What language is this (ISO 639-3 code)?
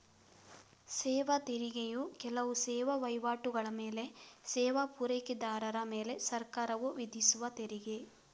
kan